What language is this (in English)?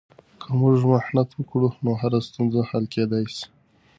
Pashto